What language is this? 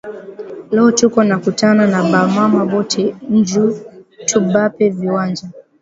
Swahili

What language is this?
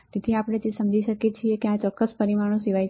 Gujarati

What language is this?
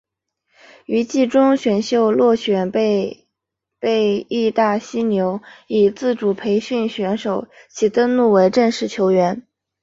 Chinese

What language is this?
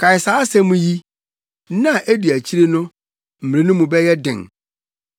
Akan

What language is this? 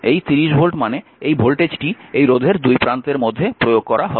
Bangla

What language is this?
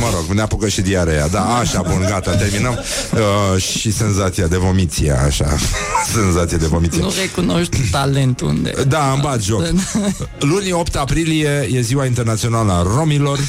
Romanian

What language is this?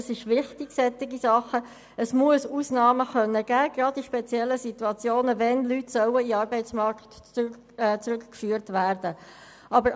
Swiss German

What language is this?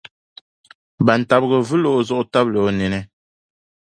Dagbani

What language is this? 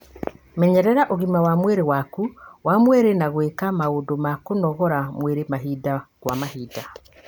Kikuyu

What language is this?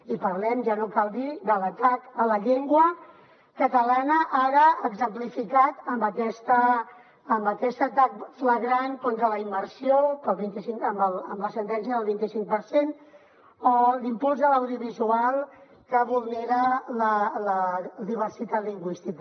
Catalan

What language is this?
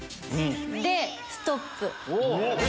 Japanese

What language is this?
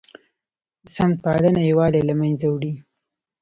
Pashto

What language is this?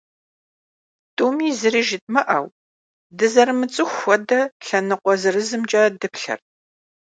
Kabardian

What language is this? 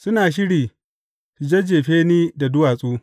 Hausa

